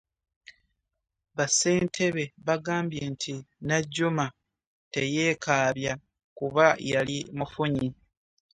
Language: Ganda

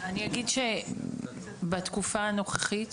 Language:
Hebrew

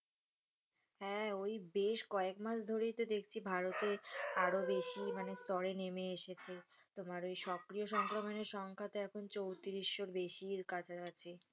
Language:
Bangla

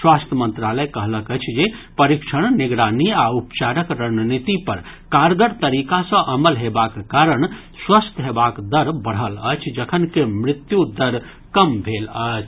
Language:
Maithili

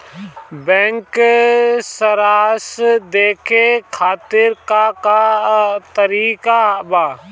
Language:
Bhojpuri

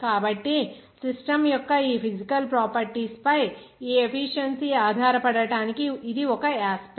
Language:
Telugu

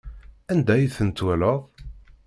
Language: Kabyle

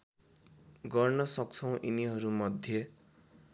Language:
Nepali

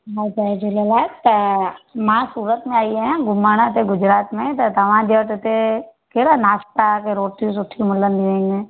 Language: Sindhi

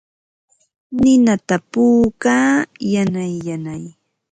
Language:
Ambo-Pasco Quechua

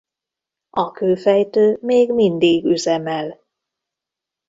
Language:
Hungarian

